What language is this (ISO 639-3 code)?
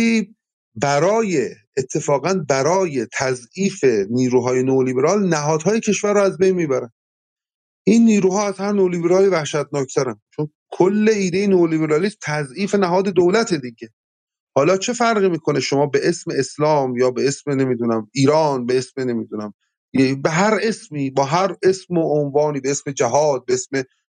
fas